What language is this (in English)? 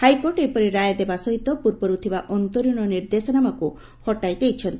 Odia